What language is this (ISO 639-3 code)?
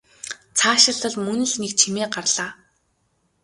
mon